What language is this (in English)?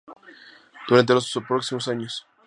Spanish